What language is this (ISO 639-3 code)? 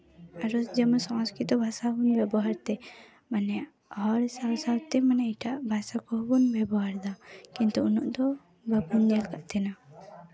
sat